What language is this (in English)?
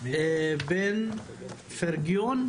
Hebrew